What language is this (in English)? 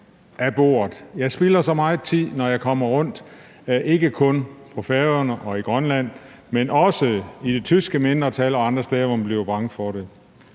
Danish